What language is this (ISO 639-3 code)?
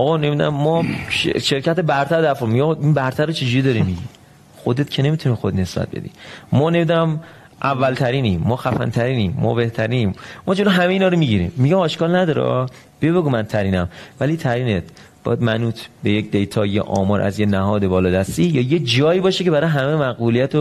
fas